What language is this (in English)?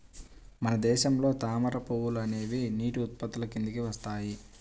Telugu